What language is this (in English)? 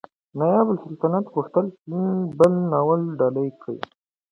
Pashto